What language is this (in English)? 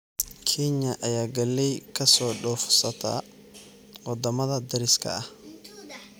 Somali